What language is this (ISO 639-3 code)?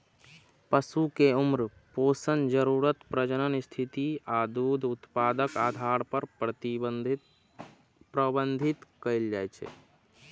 mai